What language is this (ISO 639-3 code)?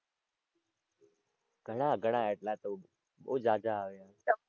guj